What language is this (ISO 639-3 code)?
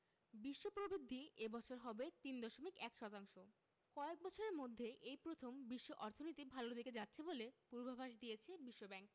ben